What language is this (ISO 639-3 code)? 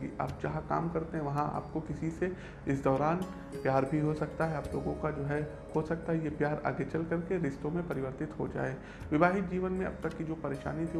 hin